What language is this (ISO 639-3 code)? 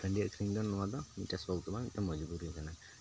sat